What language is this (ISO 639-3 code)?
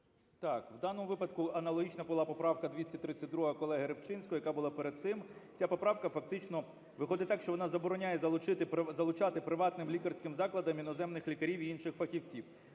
ukr